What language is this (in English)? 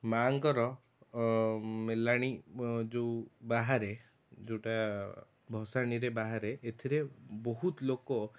Odia